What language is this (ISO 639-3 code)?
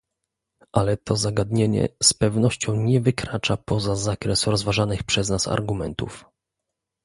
pol